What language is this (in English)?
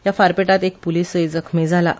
Konkani